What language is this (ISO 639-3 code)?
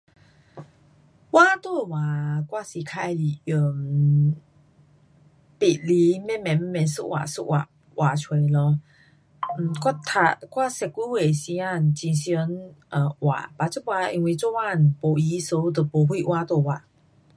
cpx